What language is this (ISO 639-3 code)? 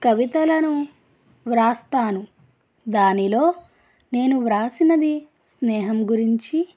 tel